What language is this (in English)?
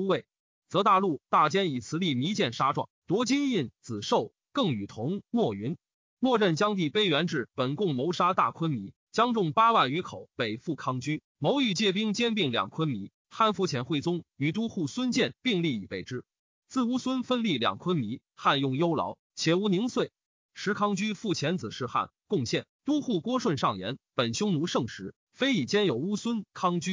Chinese